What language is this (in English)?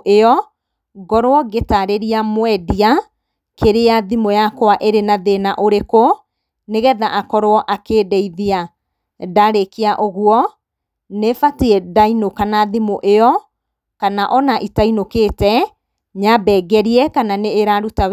Kikuyu